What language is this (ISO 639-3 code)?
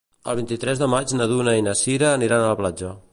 cat